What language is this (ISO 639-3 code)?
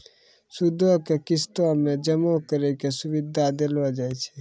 mai